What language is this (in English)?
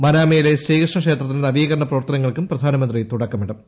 Malayalam